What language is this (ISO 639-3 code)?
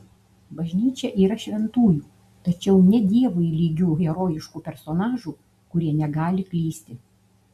lit